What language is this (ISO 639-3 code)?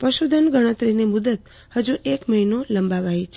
guj